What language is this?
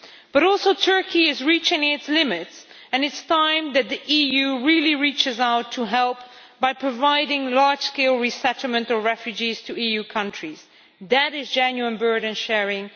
English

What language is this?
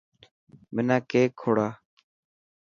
Dhatki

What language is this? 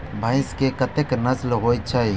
Maithili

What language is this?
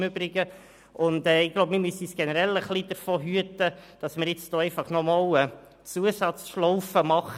Swiss German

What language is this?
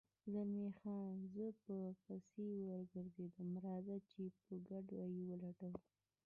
Pashto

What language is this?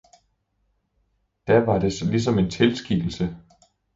Danish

